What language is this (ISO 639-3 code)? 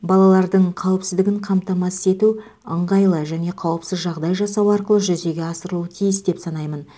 kaz